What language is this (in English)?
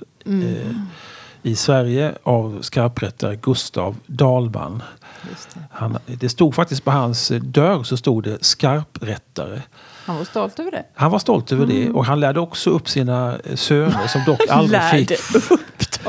Swedish